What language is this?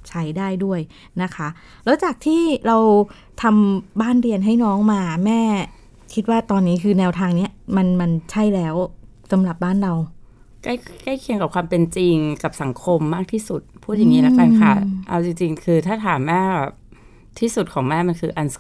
Thai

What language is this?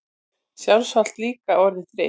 Icelandic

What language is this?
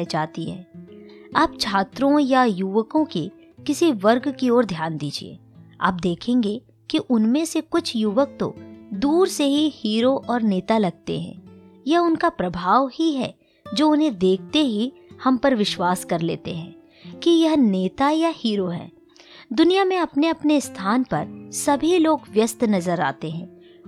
Hindi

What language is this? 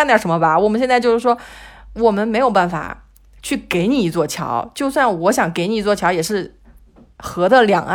Chinese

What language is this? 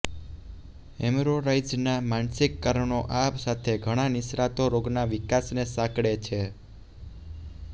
Gujarati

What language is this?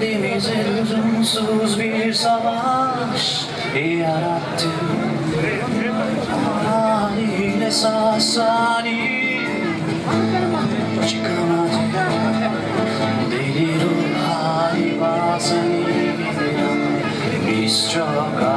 Turkish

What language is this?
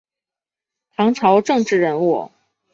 Chinese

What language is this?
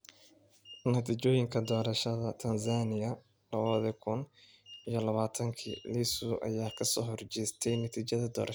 Somali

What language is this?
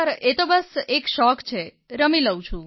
Gujarati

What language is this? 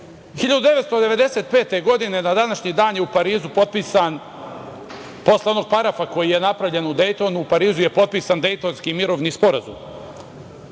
Serbian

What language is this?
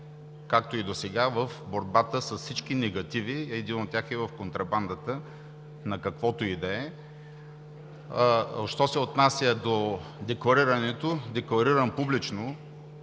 Bulgarian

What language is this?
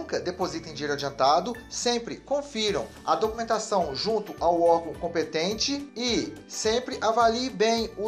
Portuguese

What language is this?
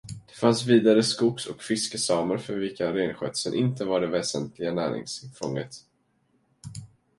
Swedish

